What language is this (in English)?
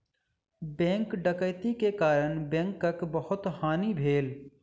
Maithili